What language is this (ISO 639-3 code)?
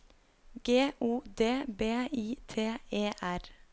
nor